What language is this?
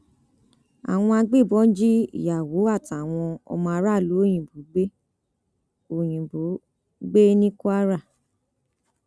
Yoruba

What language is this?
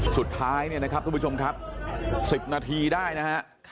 Thai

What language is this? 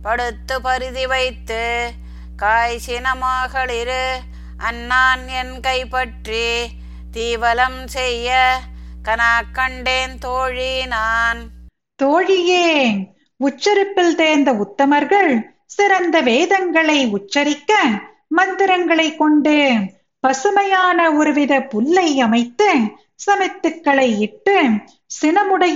Tamil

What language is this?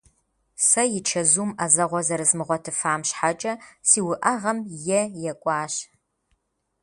Kabardian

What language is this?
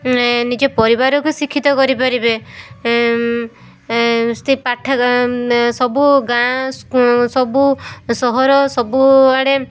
Odia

